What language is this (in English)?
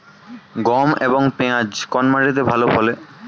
Bangla